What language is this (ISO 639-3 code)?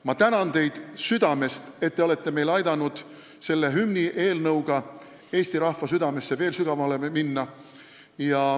est